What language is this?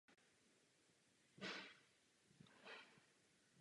Czech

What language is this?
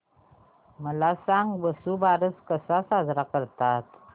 Marathi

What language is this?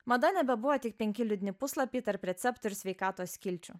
Lithuanian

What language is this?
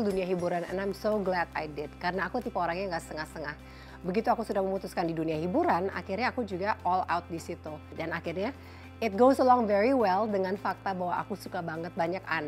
Indonesian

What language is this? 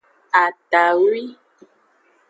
Aja (Benin)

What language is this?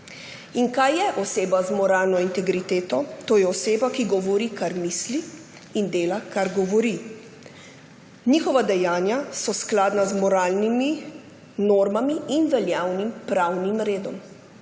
Slovenian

